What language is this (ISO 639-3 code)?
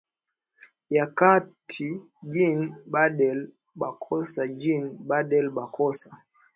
swa